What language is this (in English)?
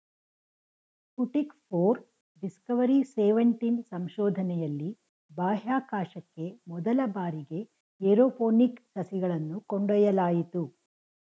Kannada